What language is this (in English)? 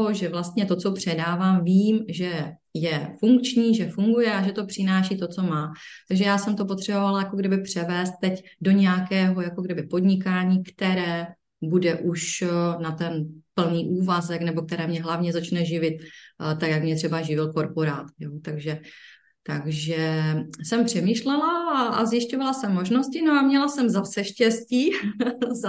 Czech